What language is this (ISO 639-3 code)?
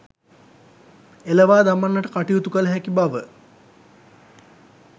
sin